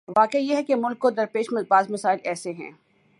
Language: Urdu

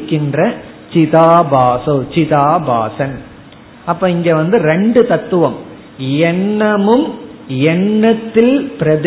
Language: Tamil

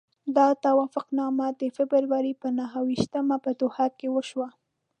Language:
Pashto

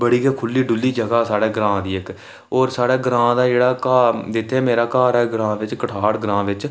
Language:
Dogri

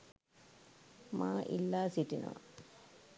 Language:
Sinhala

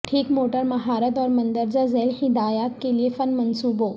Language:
Urdu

